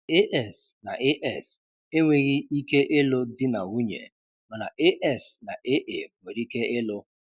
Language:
Igbo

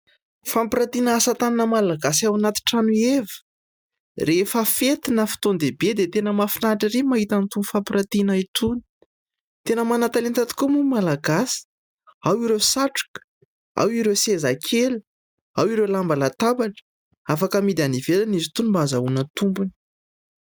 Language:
Malagasy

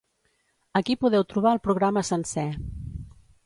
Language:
Catalan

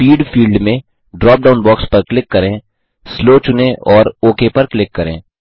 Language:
Hindi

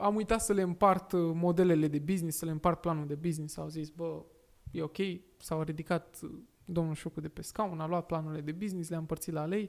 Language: Romanian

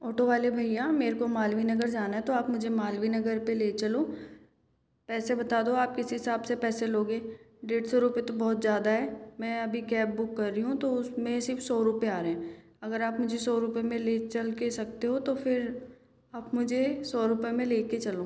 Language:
Hindi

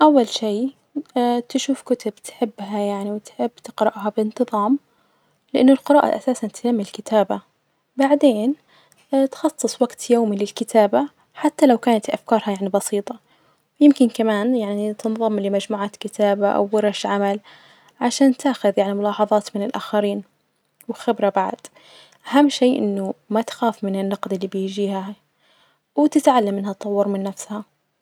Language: Najdi Arabic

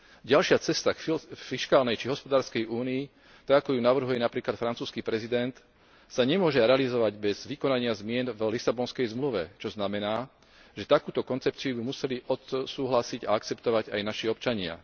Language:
Slovak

